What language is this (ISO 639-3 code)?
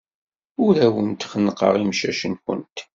kab